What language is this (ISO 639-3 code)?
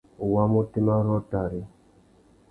bag